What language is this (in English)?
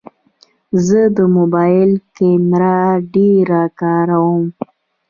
Pashto